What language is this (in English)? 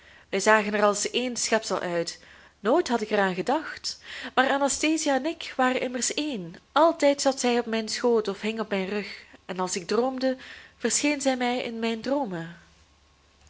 Dutch